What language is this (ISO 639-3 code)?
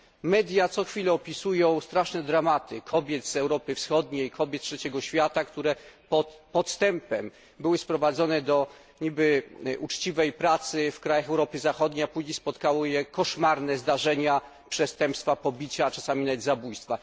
pol